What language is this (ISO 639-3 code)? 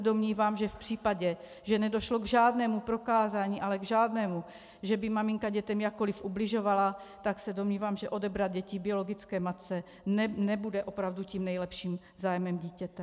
ces